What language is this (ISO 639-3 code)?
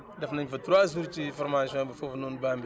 wol